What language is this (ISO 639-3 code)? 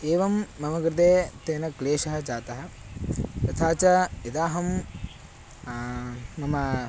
san